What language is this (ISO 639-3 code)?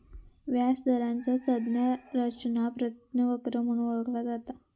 mar